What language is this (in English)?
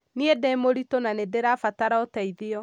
Kikuyu